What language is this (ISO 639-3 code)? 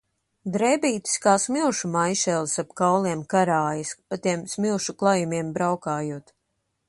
lav